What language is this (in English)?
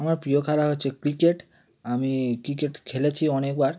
Bangla